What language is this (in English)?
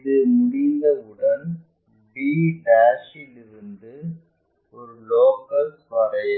Tamil